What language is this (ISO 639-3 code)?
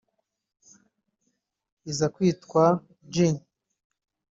kin